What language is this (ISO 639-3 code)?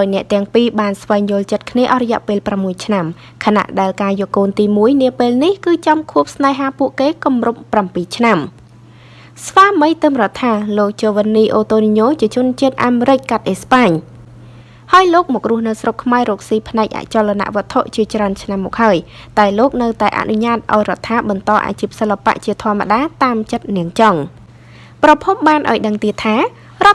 vie